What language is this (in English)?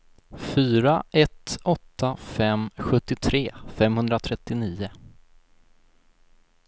Swedish